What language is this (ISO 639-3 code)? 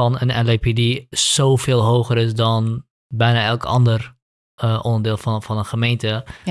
nld